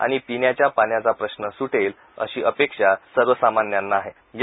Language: Marathi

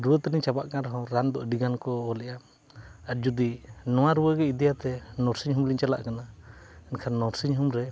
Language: Santali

